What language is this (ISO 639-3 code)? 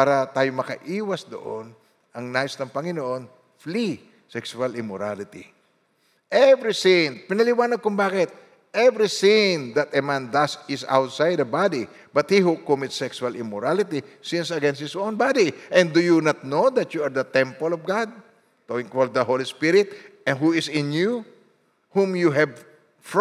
fil